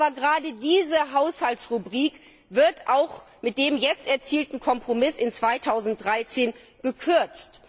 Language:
German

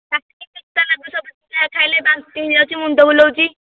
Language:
Odia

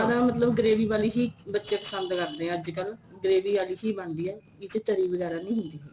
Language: Punjabi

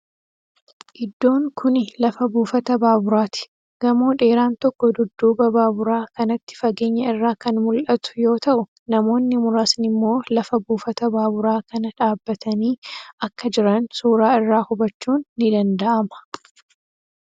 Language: Oromo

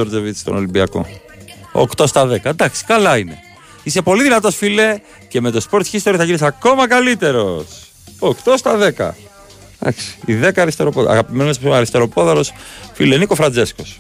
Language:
Greek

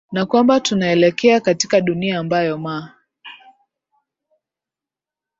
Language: Swahili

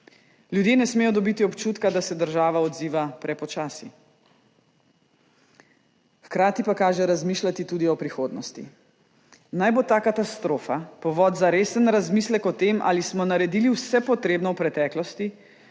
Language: Slovenian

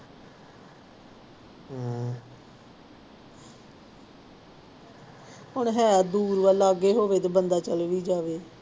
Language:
Punjabi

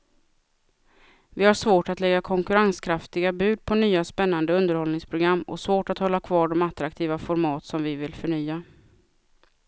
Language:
Swedish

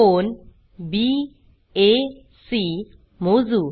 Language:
Marathi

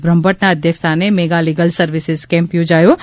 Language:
Gujarati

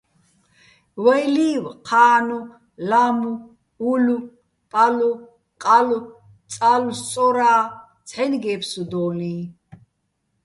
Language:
Bats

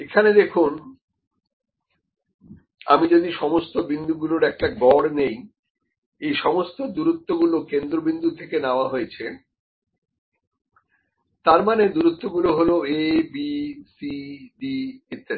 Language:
Bangla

